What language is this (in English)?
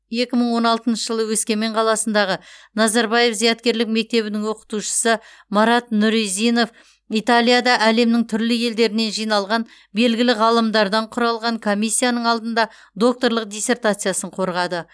Kazakh